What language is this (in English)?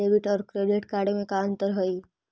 Magahi